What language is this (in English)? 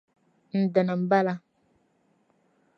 Dagbani